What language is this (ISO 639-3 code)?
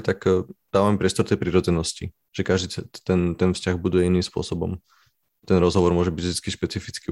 slk